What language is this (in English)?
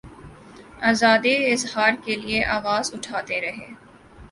Urdu